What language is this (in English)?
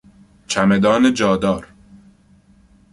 Persian